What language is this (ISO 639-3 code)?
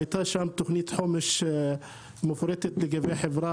heb